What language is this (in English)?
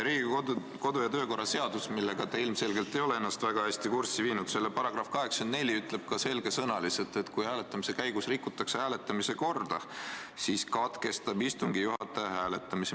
Estonian